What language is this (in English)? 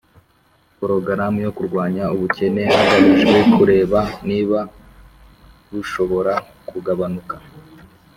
Kinyarwanda